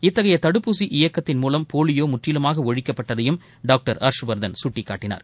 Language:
Tamil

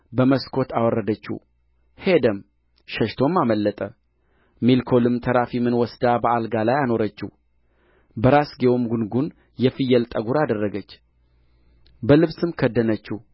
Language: Amharic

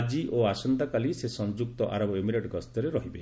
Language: Odia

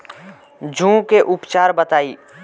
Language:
Bhojpuri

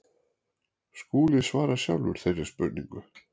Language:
Icelandic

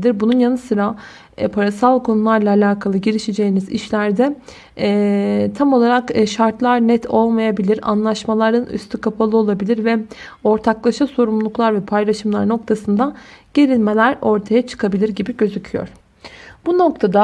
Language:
Turkish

